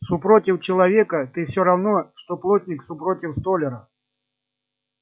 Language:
Russian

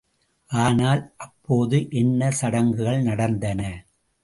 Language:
Tamil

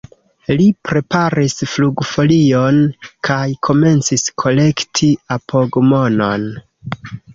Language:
Esperanto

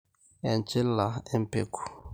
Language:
Masai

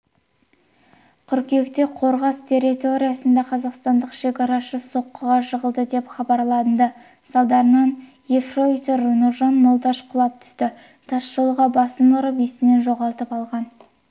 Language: Kazakh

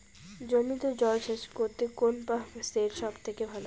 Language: Bangla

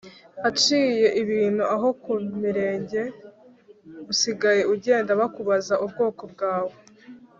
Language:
Kinyarwanda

